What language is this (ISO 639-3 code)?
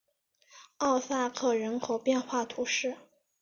zho